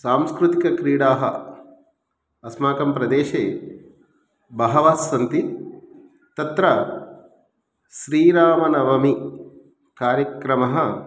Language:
Sanskrit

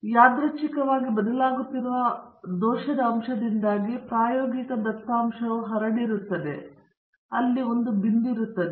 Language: Kannada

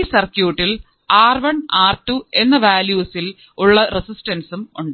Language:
Malayalam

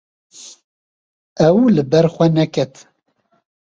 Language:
Kurdish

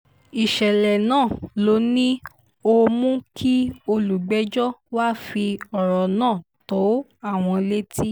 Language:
Yoruba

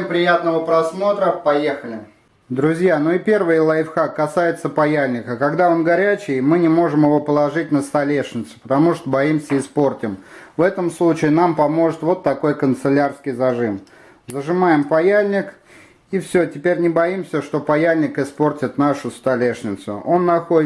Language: Russian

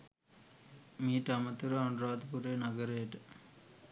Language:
Sinhala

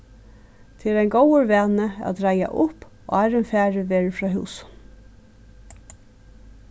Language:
Faroese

